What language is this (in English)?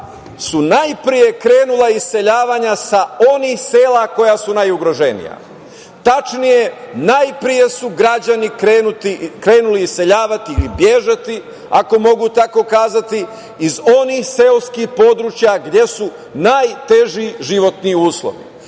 Serbian